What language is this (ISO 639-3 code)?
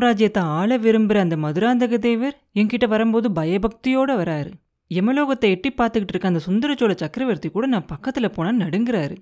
tam